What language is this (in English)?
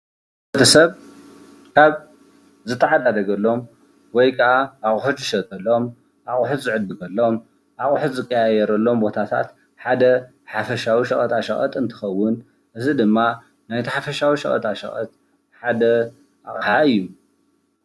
Tigrinya